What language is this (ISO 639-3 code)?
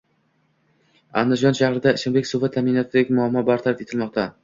uzb